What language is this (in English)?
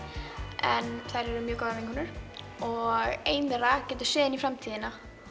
Icelandic